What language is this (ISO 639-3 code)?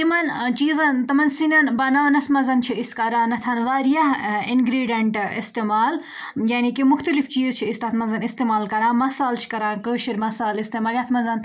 kas